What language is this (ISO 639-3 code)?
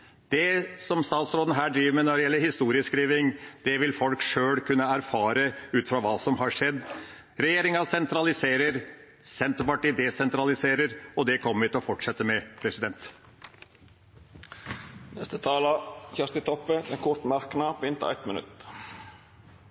nor